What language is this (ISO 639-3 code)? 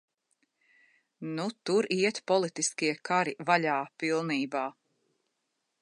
lav